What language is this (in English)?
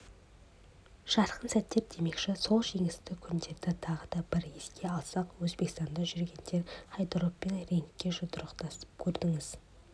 Kazakh